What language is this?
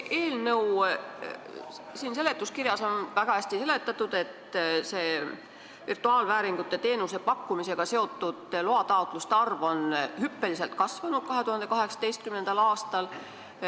Estonian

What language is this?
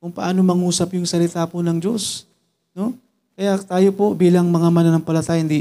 Filipino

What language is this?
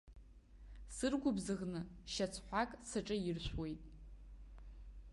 Abkhazian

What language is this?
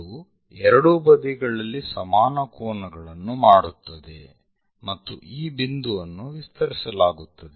Kannada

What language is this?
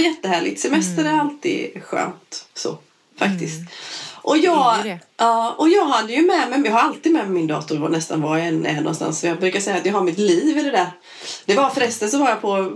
Swedish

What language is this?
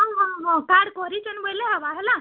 Odia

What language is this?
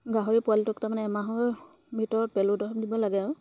Assamese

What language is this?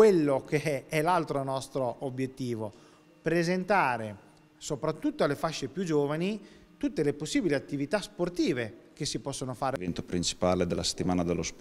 Italian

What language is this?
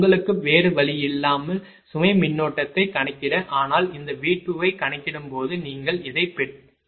Tamil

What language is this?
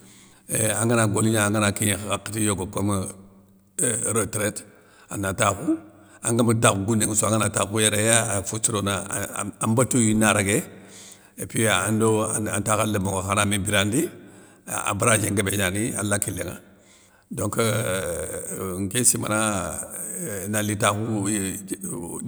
Soninke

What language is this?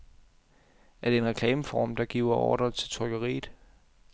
Danish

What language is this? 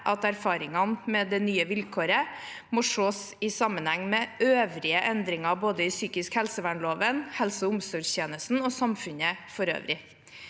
Norwegian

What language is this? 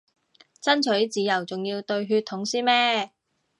Cantonese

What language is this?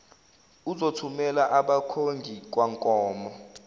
Zulu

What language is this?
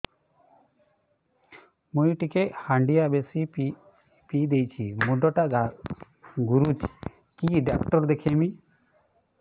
Odia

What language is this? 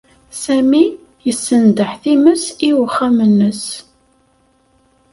Kabyle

